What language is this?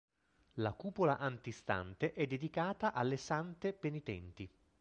Italian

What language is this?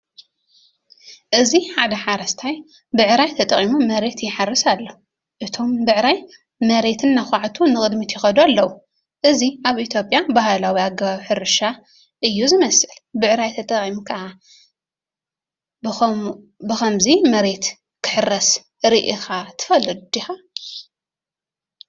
Tigrinya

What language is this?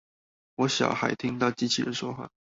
Chinese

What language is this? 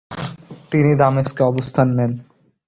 Bangla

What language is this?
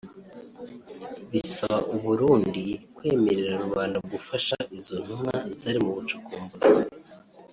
Kinyarwanda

